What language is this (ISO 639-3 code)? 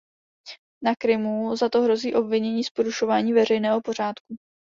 ces